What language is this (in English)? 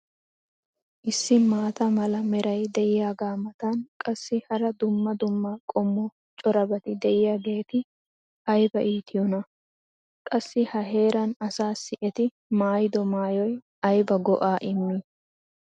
Wolaytta